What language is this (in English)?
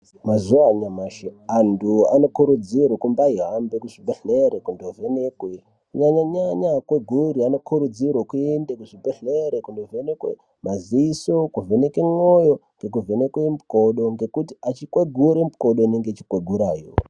Ndau